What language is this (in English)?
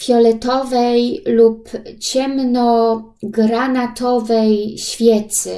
Polish